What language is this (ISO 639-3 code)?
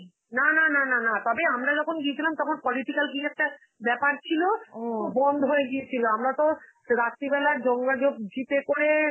ben